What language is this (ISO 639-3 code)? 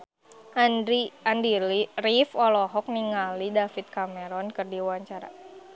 sun